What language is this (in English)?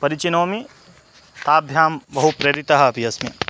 Sanskrit